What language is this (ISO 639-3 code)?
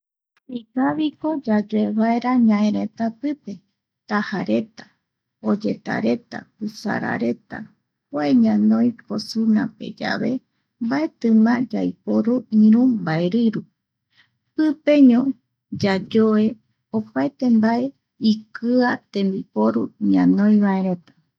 gui